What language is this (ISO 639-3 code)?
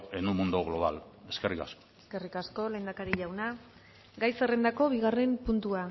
eus